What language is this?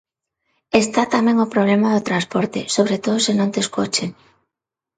Galician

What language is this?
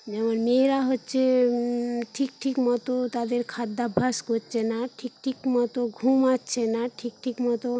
Bangla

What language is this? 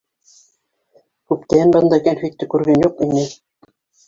Bashkir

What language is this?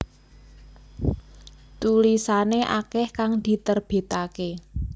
Javanese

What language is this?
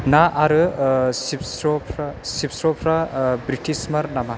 Bodo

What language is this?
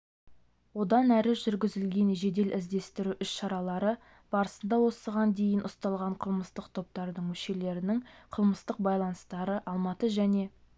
Kazakh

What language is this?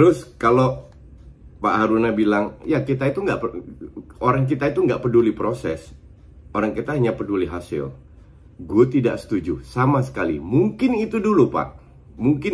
Indonesian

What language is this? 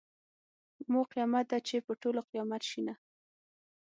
Pashto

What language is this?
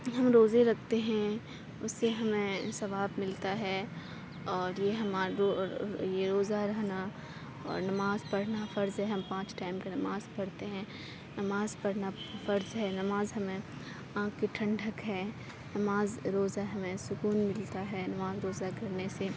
Urdu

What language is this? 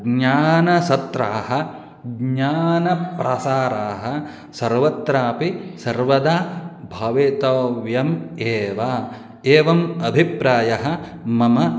Sanskrit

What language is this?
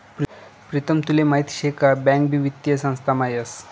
Marathi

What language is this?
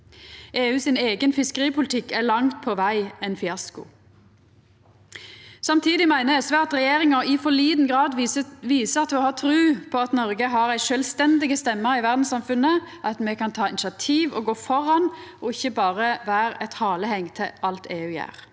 Norwegian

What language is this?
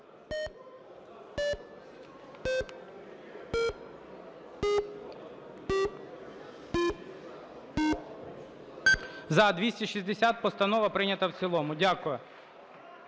Ukrainian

